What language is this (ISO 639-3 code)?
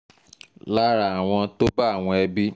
yor